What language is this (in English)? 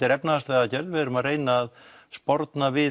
Icelandic